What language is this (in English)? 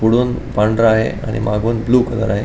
Marathi